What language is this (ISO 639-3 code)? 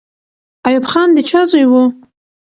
pus